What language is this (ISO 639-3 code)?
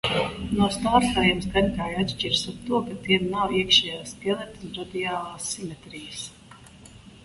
lav